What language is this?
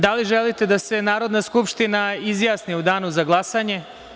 Serbian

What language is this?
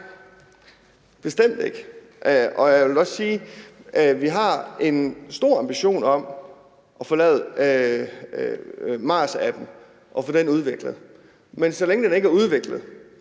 Danish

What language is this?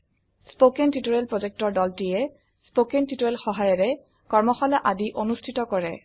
Assamese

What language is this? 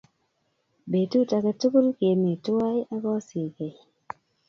Kalenjin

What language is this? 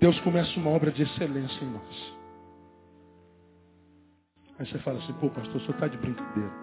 Portuguese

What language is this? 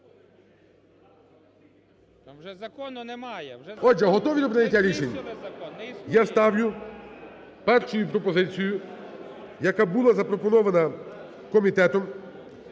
Ukrainian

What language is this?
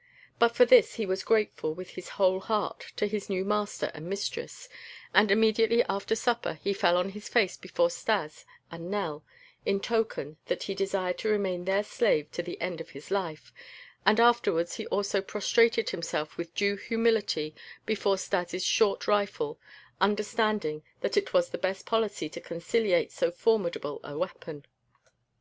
English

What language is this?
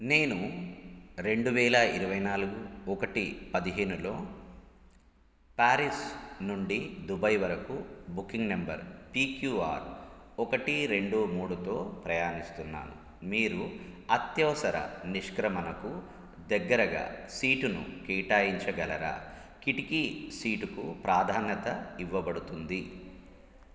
Telugu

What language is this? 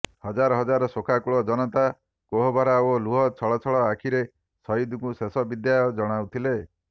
Odia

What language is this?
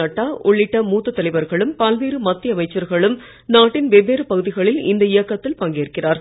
Tamil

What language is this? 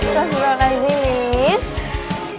Indonesian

